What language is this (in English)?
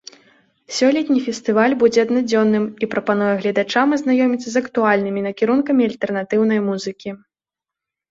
Belarusian